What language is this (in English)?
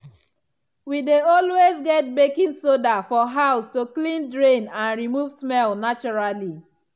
Nigerian Pidgin